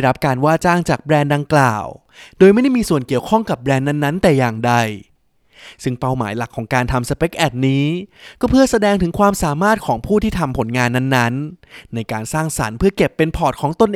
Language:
Thai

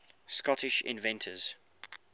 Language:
English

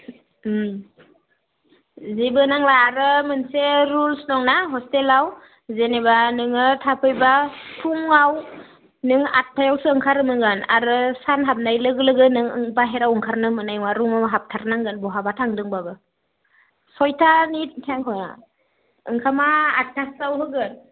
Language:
Bodo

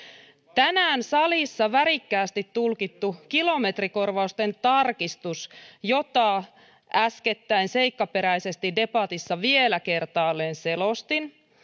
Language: Finnish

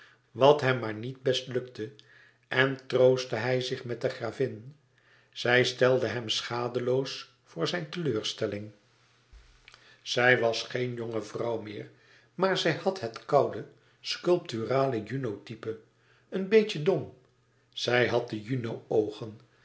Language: Dutch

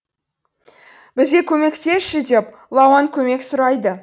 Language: Kazakh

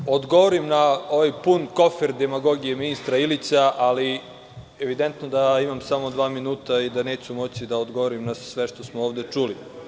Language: Serbian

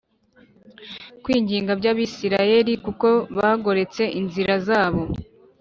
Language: Kinyarwanda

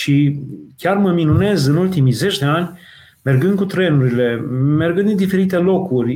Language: Romanian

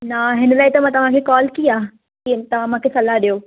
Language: Sindhi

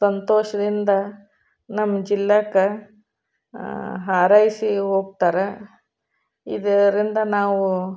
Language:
Kannada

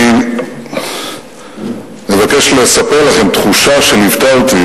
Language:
Hebrew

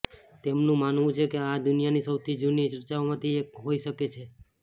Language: Gujarati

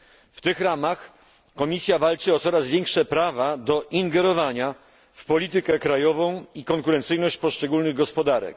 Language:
Polish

